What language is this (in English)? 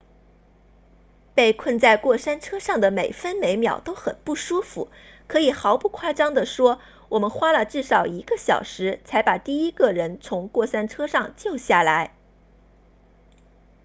Chinese